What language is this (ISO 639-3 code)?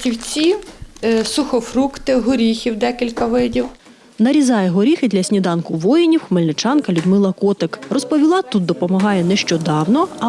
ukr